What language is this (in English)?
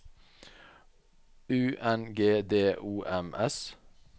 Norwegian